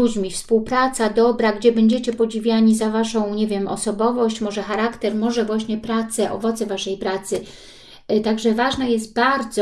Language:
Polish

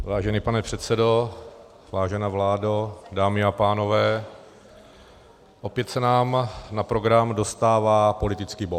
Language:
Czech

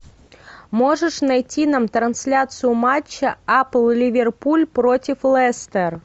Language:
Russian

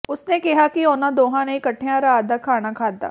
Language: Punjabi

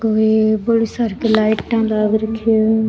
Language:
Rajasthani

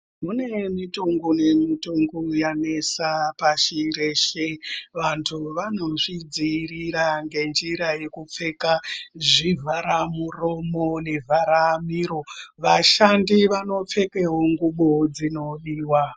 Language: Ndau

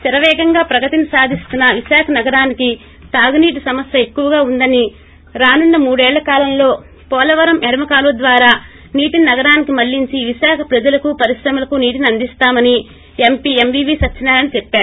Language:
Telugu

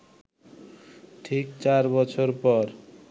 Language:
Bangla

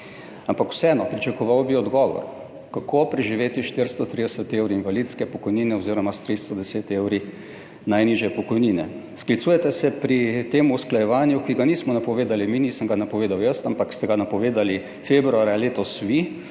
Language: Slovenian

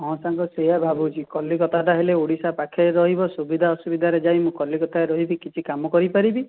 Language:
Odia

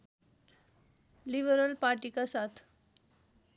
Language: Nepali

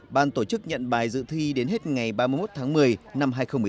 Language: Vietnamese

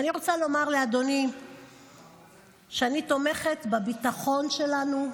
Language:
Hebrew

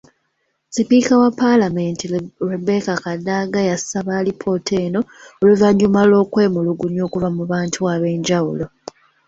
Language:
Ganda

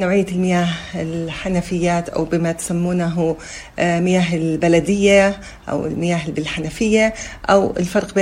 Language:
Arabic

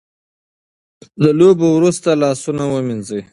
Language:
Pashto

